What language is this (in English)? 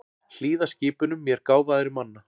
Icelandic